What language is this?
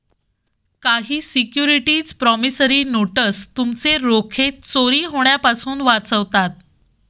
Marathi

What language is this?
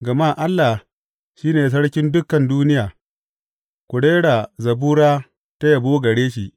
Hausa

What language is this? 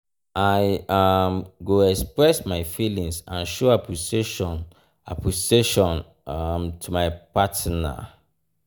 Nigerian Pidgin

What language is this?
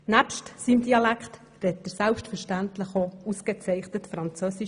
Swiss German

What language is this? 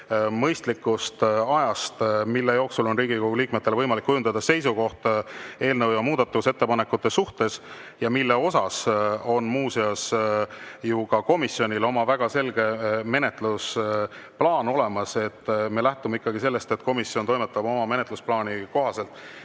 Estonian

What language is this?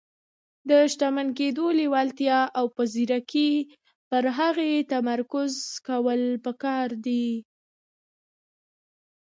Pashto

